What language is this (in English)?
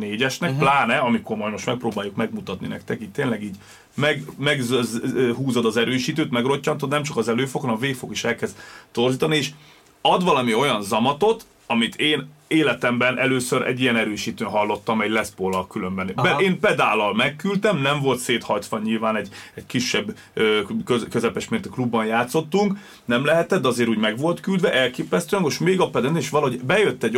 Hungarian